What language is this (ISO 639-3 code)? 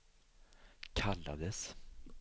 swe